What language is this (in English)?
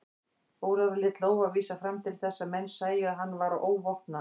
Icelandic